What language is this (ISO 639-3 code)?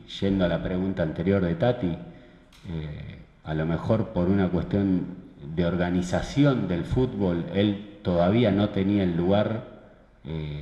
spa